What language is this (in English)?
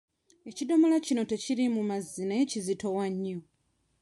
Ganda